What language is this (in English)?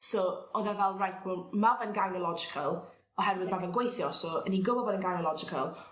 Welsh